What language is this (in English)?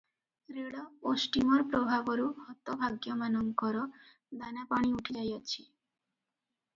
Odia